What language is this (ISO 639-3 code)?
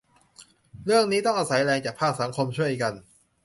tha